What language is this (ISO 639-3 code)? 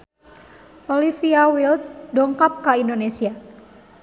sun